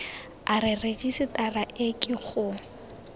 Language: Tswana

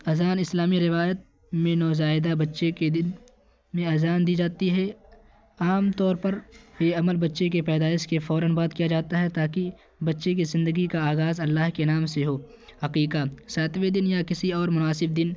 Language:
Urdu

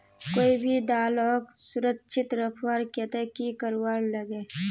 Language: Magahi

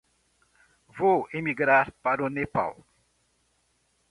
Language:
Portuguese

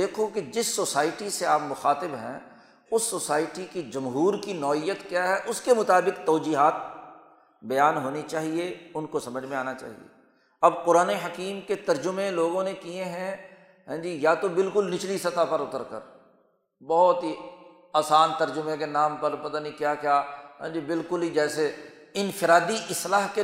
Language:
Urdu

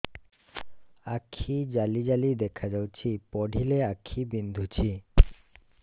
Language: Odia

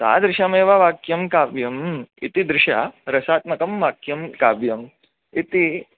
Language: Sanskrit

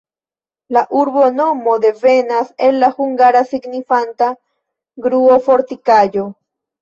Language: Esperanto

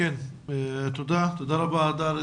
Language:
Hebrew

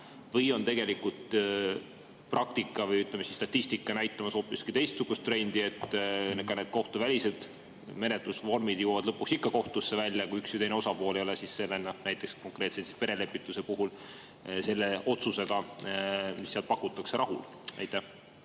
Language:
Estonian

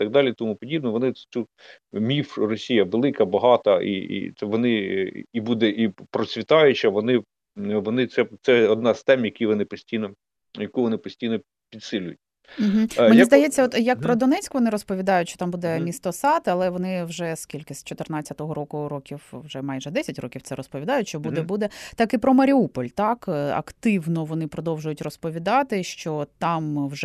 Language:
Ukrainian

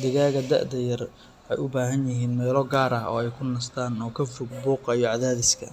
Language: Somali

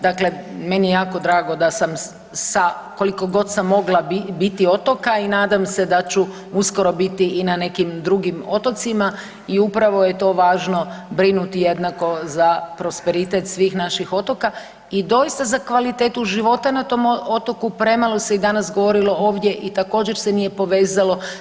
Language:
Croatian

